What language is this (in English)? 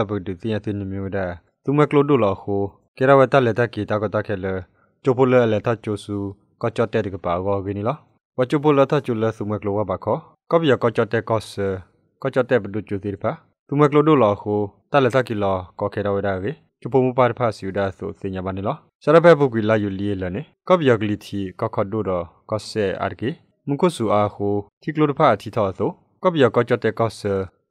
Thai